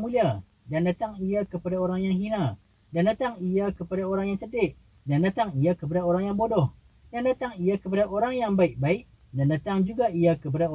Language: Malay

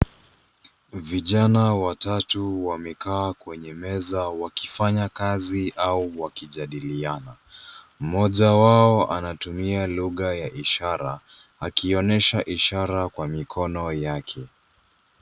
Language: Swahili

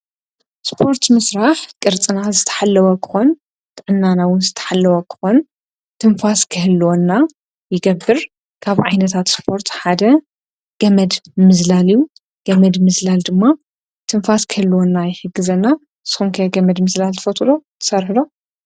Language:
Tigrinya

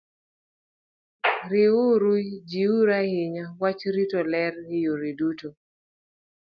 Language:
Luo (Kenya and Tanzania)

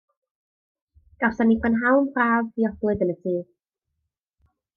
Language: Welsh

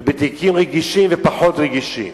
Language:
Hebrew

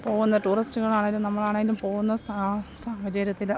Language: Malayalam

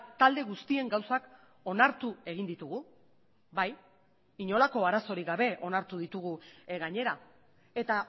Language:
Basque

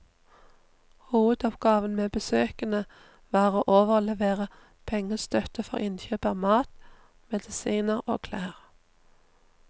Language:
Norwegian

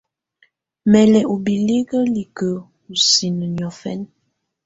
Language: Tunen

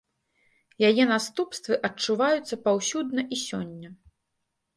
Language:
Belarusian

